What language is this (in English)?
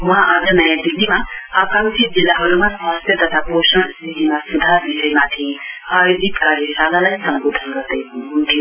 Nepali